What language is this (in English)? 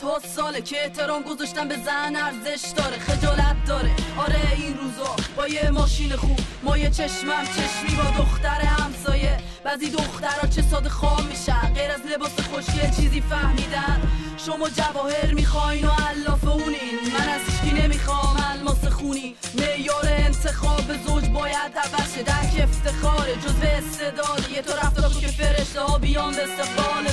Persian